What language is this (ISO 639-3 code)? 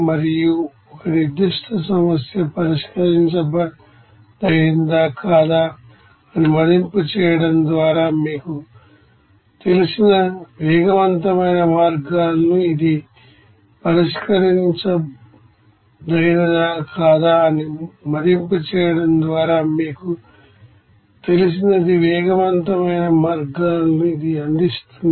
tel